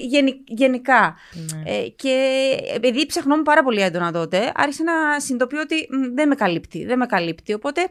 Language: Greek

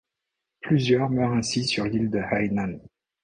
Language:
French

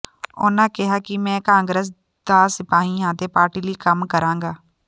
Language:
Punjabi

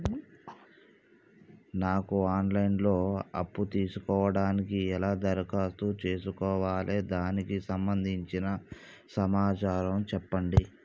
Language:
Telugu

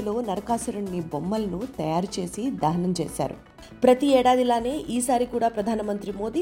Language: Telugu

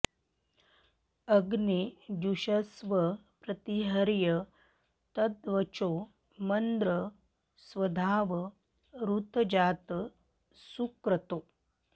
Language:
Sanskrit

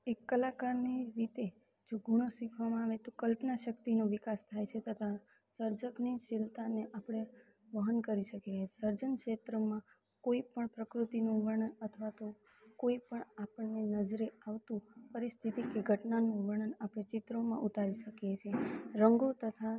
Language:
Gujarati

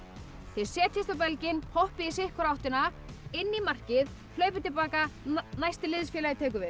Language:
Icelandic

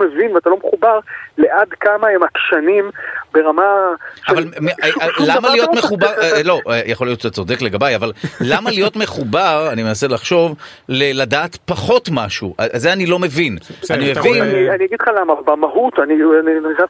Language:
Hebrew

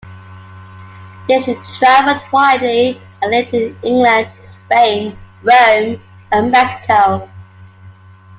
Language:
English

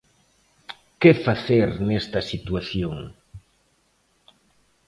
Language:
Galician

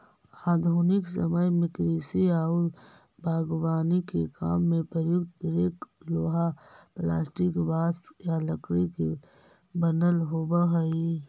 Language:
Magahi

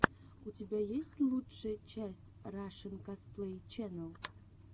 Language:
Russian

